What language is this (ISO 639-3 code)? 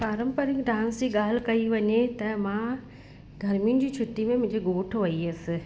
snd